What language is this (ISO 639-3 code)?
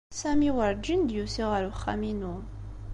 kab